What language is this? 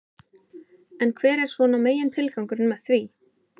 Icelandic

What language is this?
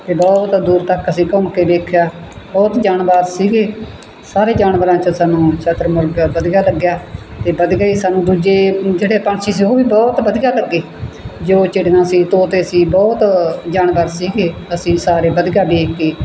Punjabi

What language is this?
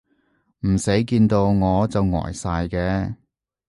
Cantonese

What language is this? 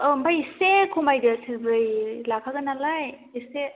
Bodo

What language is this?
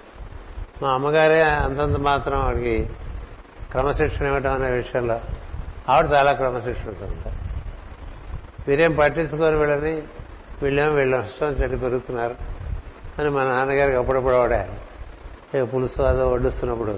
Telugu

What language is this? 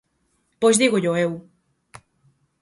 Galician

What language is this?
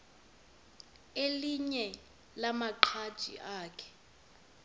Xhosa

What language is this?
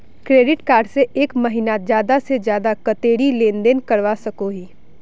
Magahi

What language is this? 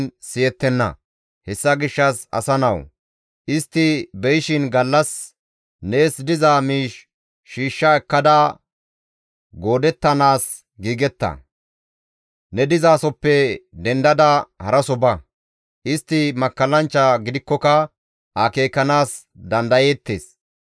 Gamo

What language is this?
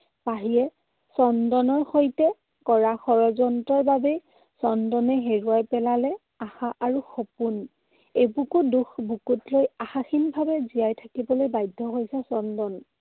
Assamese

